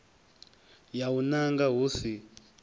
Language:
Venda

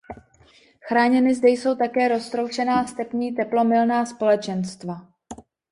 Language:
Czech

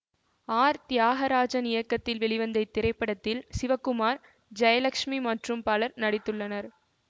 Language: Tamil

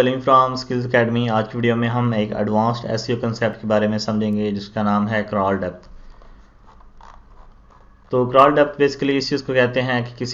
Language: Hindi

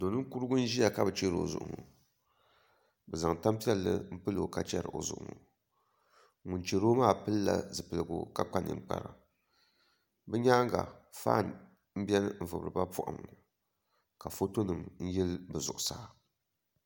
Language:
Dagbani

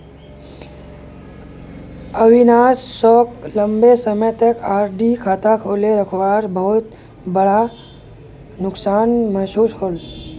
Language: Magahi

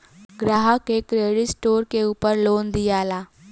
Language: Bhojpuri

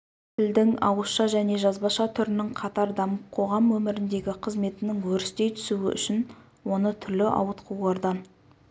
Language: Kazakh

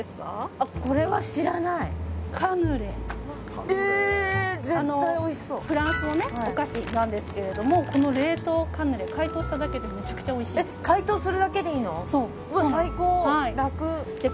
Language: Japanese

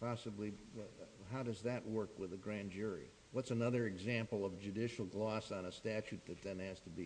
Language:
English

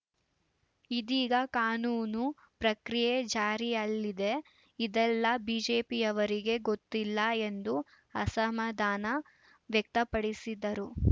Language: Kannada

